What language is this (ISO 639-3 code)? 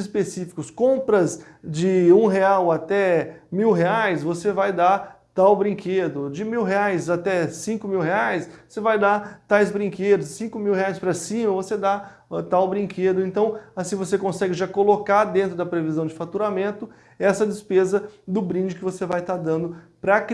por